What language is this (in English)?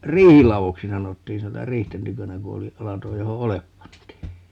Finnish